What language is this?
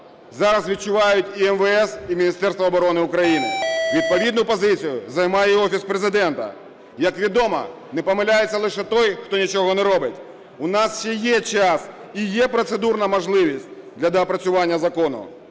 Ukrainian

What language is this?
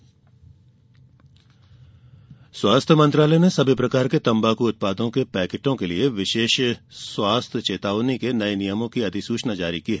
Hindi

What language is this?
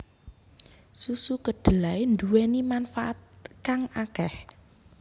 Javanese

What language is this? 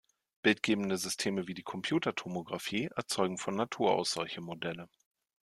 German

